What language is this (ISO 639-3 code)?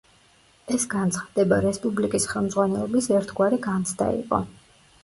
kat